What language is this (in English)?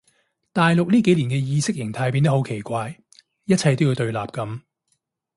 Cantonese